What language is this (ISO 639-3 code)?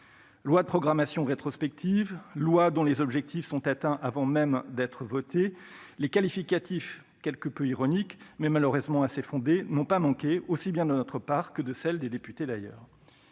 fra